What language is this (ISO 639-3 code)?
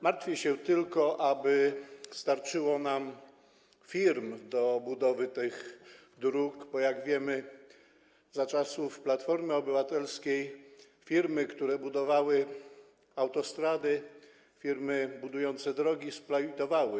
pol